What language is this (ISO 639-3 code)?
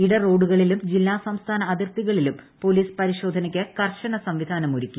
mal